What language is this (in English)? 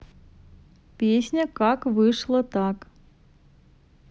Russian